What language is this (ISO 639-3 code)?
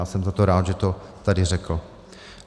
ces